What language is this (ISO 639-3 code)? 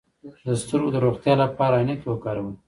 pus